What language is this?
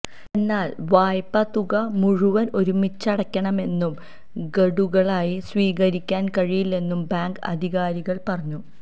Malayalam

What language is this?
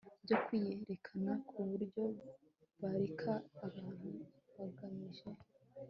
Kinyarwanda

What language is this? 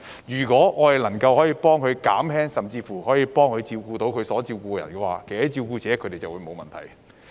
Cantonese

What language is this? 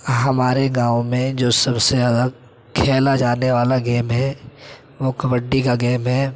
Urdu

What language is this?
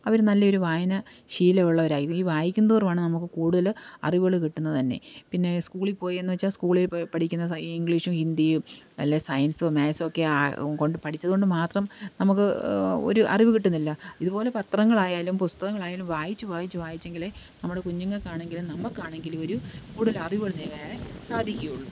Malayalam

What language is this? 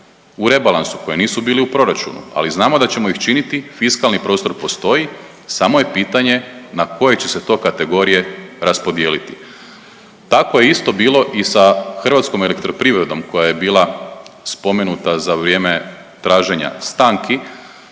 Croatian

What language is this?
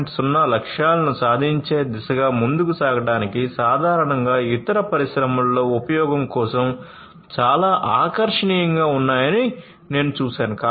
Telugu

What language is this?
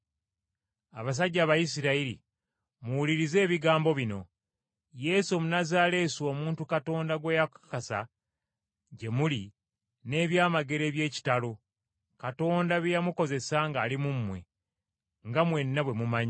Ganda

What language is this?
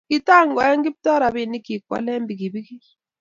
Kalenjin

